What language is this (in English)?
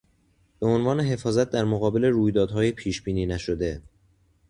Persian